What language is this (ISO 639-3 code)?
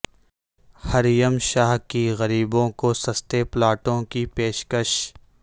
urd